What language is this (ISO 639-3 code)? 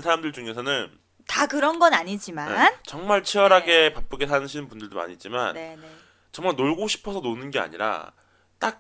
kor